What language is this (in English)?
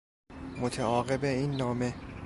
Persian